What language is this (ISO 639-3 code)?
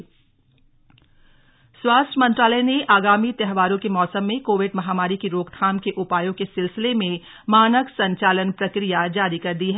hin